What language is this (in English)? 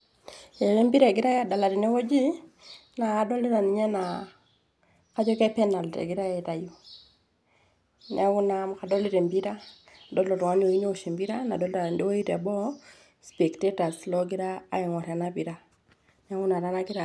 Masai